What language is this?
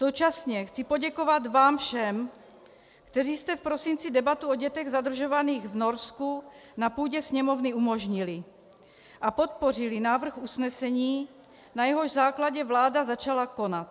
Czech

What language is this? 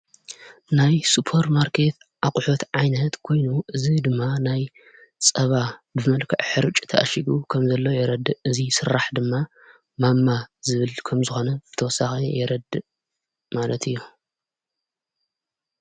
Tigrinya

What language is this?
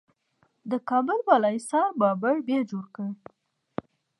Pashto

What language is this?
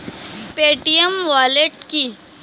Bangla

